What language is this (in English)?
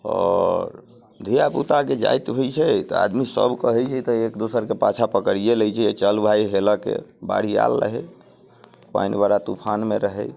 Maithili